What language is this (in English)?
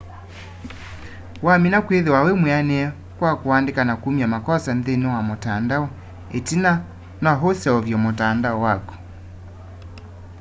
Kamba